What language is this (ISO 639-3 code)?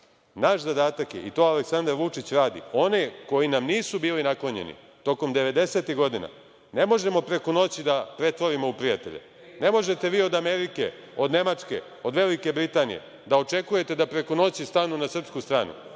srp